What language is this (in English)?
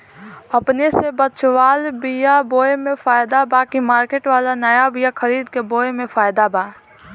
Bhojpuri